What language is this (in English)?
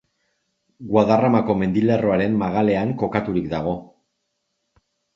Basque